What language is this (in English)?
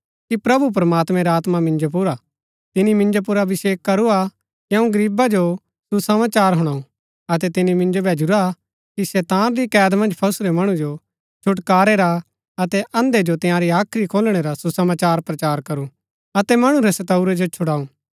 Gaddi